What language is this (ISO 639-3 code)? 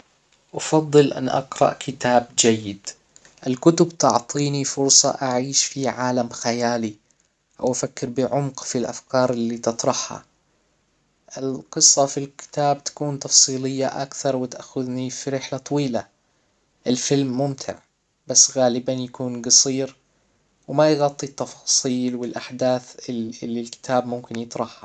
acw